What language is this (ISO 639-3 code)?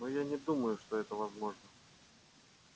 rus